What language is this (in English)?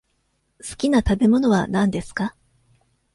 Japanese